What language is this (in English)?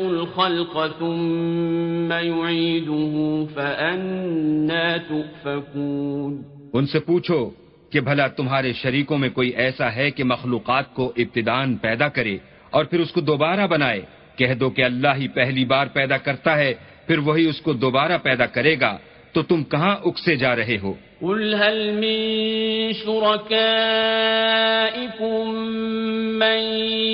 Arabic